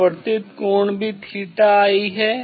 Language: Hindi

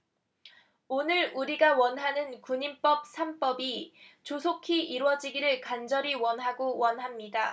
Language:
Korean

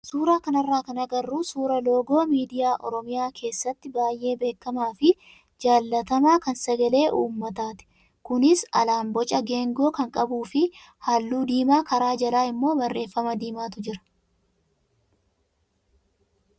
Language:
Oromo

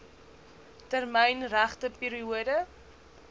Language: Afrikaans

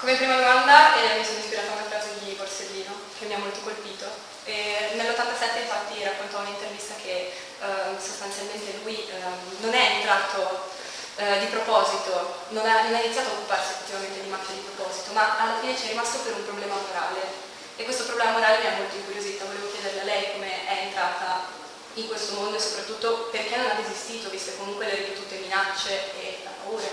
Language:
Italian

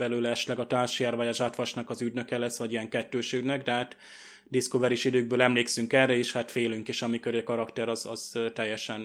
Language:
Hungarian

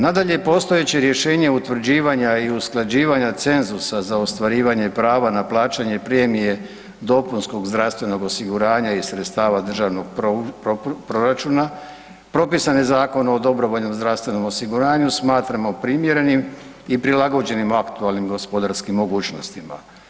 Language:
Croatian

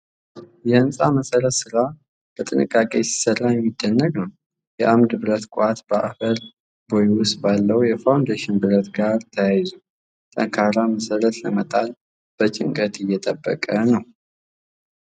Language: Amharic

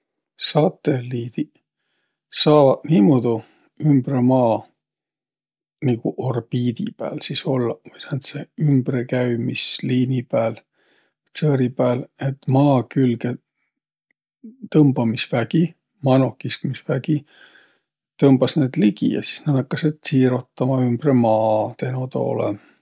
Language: Võro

